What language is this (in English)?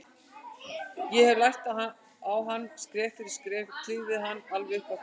Icelandic